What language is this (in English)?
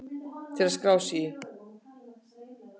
Icelandic